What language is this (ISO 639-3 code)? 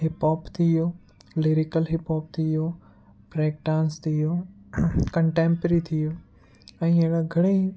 snd